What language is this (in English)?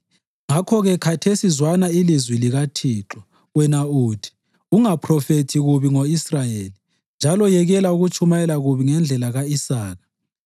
North Ndebele